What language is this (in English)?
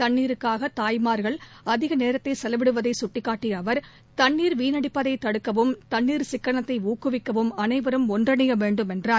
Tamil